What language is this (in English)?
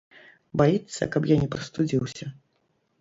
Belarusian